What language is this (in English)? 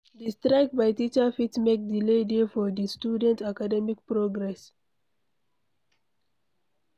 Nigerian Pidgin